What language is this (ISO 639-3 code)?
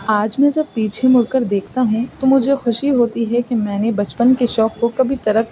urd